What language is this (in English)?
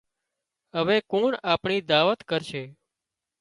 Wadiyara Koli